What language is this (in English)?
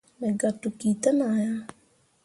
Mundang